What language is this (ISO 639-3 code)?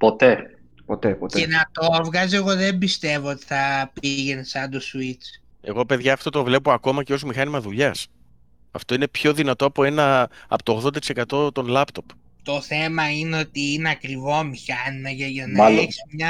ell